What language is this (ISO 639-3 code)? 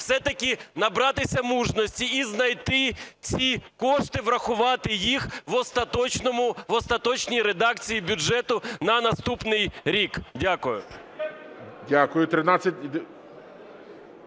ukr